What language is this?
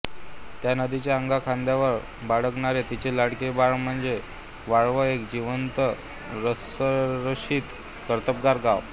Marathi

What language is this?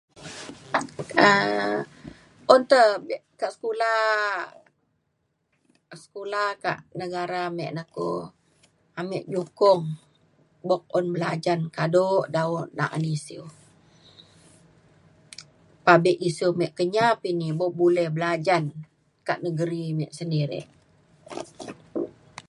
Mainstream Kenyah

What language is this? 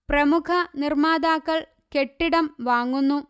Malayalam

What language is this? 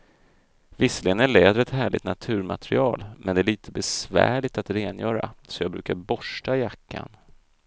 Swedish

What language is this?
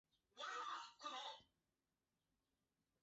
Chinese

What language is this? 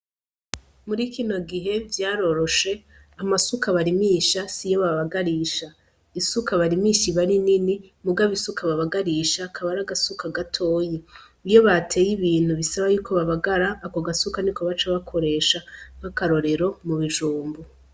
Rundi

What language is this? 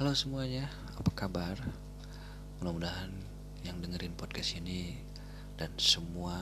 Indonesian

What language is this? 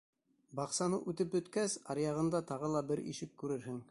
Bashkir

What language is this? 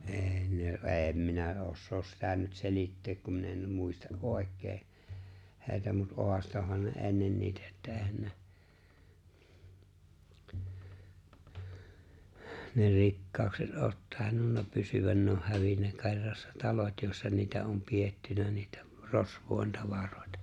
Finnish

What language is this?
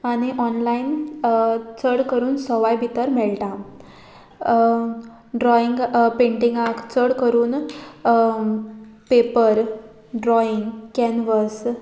Konkani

